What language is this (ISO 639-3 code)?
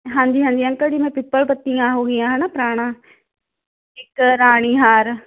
pan